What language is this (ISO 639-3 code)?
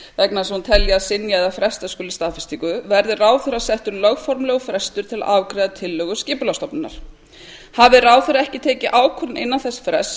isl